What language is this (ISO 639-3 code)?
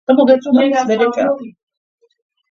kat